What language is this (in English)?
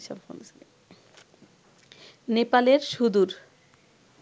Bangla